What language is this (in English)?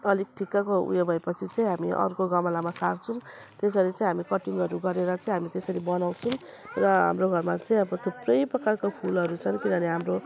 Nepali